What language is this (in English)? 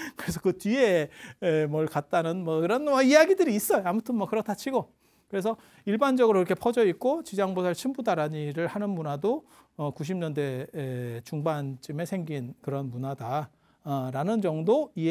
Korean